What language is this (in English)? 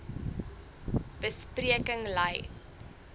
Afrikaans